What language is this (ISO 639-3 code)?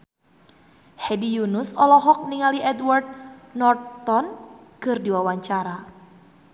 sun